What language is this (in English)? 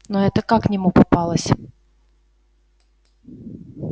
Russian